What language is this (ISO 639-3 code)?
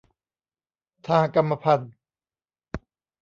tha